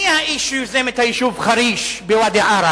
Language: Hebrew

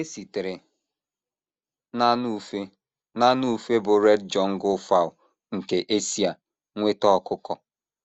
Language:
Igbo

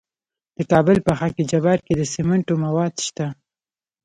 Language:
Pashto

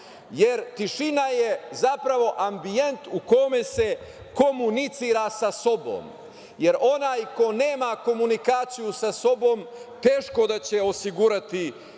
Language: Serbian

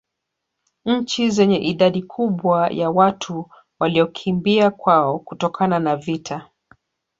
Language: Swahili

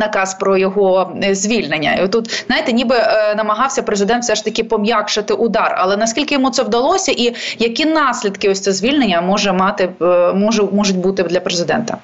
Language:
Ukrainian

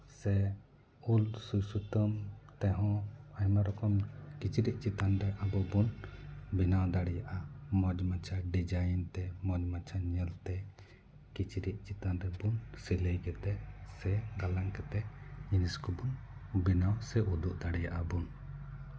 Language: Santali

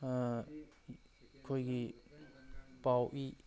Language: Manipuri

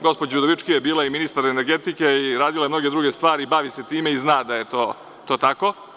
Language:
Serbian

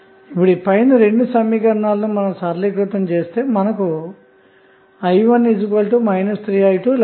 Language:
Telugu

